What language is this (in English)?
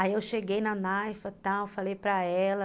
Portuguese